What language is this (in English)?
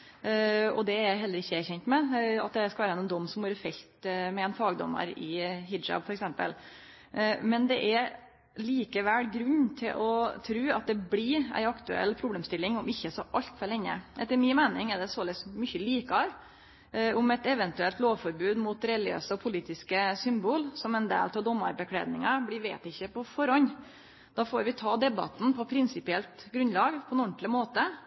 Norwegian Nynorsk